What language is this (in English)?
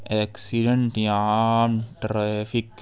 Urdu